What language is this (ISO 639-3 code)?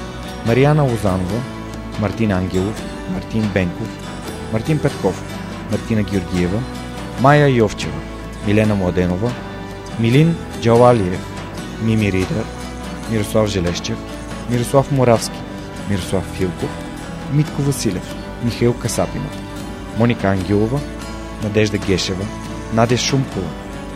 bul